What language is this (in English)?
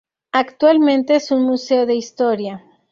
Spanish